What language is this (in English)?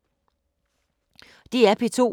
Danish